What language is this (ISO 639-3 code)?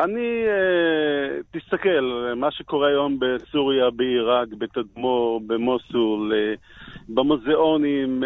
heb